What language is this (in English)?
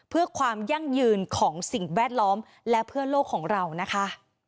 Thai